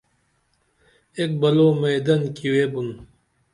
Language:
Dameli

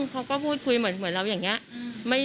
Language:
Thai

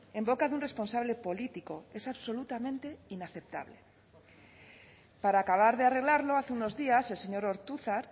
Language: Spanish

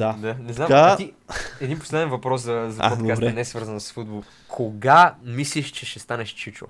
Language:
Bulgarian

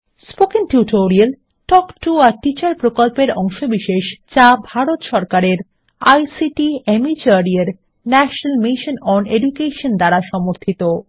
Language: Bangla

